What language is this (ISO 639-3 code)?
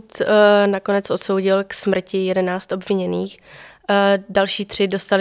ces